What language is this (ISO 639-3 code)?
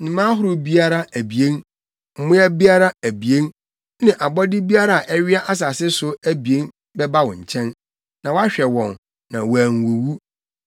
aka